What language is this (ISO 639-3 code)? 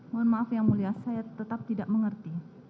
ind